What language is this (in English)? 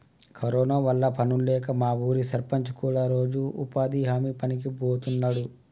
Telugu